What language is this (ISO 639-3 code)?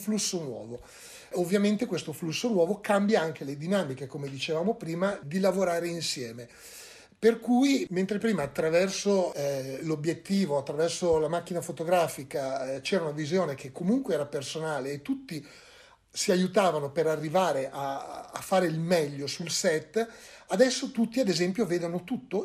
ita